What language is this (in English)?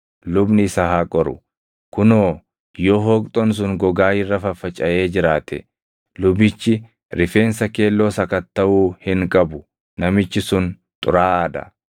Oromo